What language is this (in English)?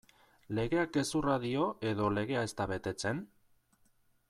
Basque